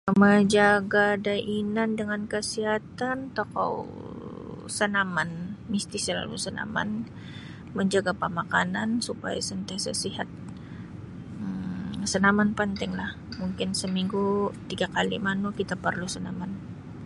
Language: Sabah Bisaya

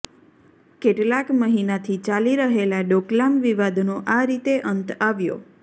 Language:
Gujarati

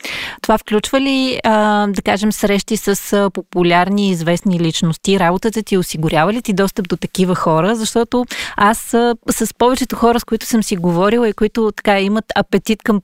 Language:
Bulgarian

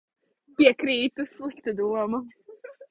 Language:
Latvian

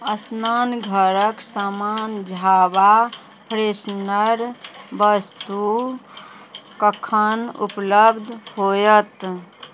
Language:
Maithili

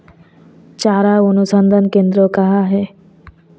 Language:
Hindi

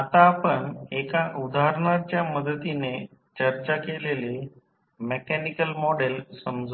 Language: Marathi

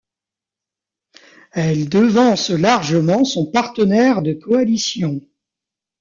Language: French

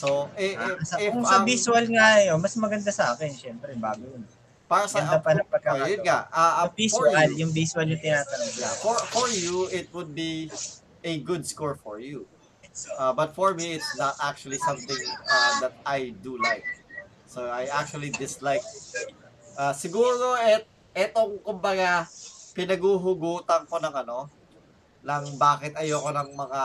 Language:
Filipino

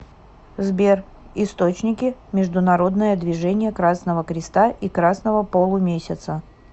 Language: Russian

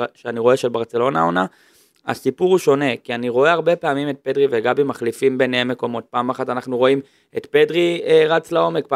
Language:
Hebrew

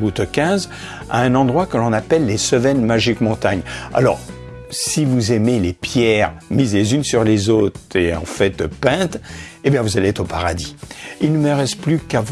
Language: French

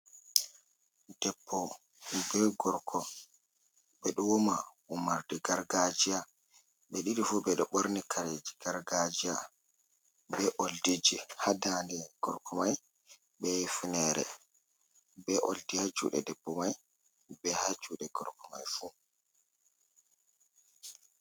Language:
Fula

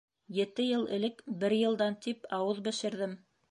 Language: Bashkir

